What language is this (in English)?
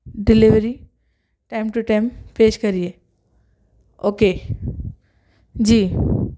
Urdu